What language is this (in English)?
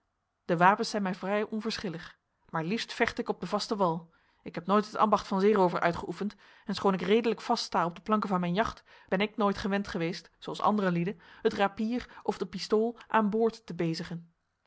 Dutch